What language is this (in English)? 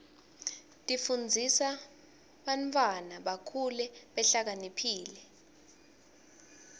Swati